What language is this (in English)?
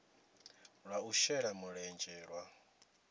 Venda